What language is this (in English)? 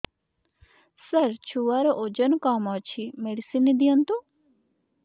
Odia